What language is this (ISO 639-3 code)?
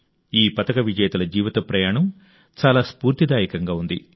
tel